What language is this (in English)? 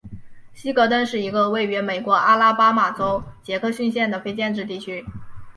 Chinese